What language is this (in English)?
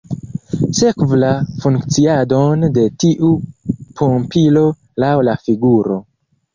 Esperanto